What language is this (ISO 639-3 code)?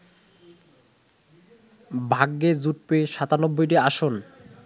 ben